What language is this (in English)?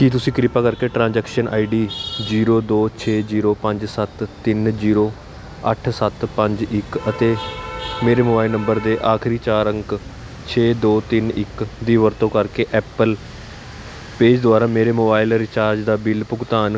Punjabi